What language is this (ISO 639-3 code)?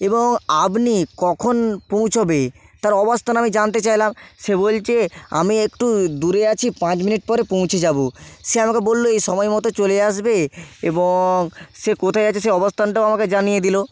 ben